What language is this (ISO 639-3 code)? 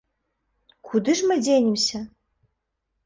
bel